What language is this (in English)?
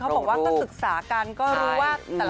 Thai